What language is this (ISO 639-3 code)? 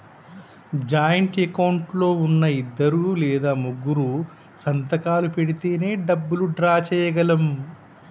tel